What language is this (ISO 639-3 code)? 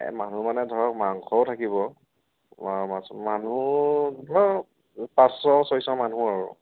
asm